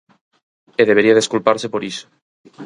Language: Galician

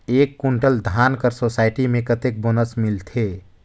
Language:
Chhattisgarhi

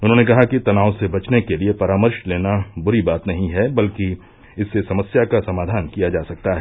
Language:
Hindi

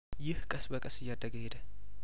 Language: Amharic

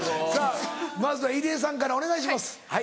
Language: Japanese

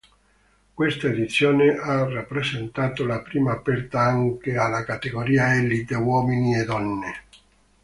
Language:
Italian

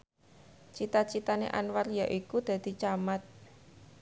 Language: Javanese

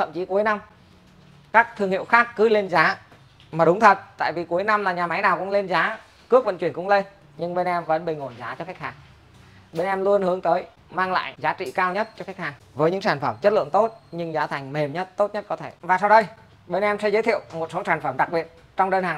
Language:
Vietnamese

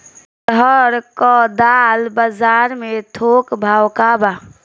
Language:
Bhojpuri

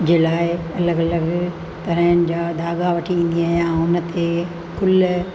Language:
Sindhi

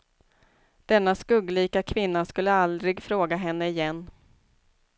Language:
Swedish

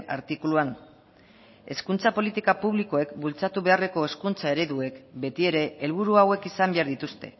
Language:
Basque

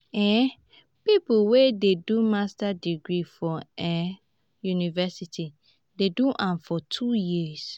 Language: Nigerian Pidgin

